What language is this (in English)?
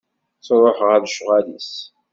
Kabyle